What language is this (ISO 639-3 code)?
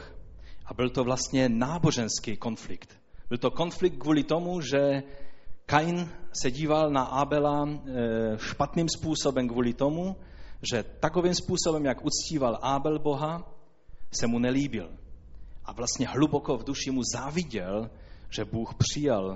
ces